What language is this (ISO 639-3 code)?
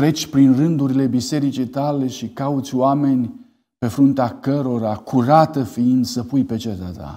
ron